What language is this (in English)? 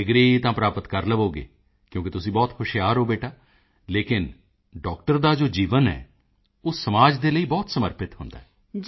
Punjabi